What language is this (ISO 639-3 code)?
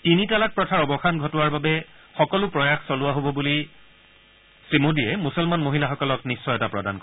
asm